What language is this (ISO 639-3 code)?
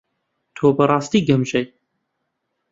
ckb